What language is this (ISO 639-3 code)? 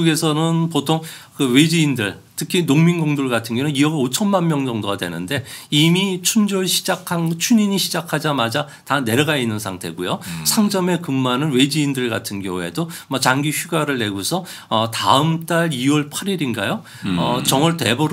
kor